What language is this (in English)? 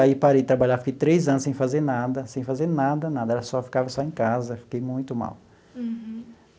Portuguese